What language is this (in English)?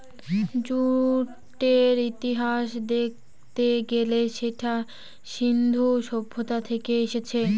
Bangla